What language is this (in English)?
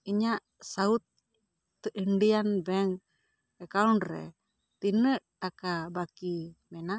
Santali